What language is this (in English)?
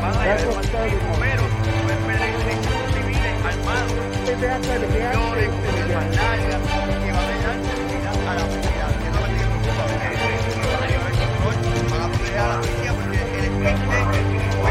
Spanish